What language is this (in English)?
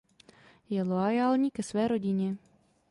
Czech